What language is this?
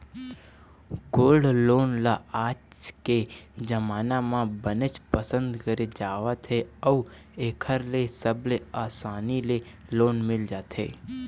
Chhattisgarhi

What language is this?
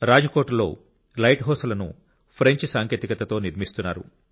Telugu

